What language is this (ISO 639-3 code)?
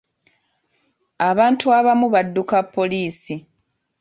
lug